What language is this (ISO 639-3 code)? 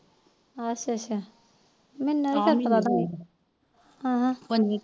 pan